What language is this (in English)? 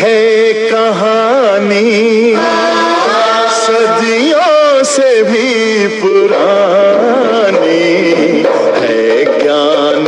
Arabic